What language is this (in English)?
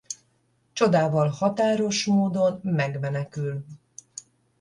Hungarian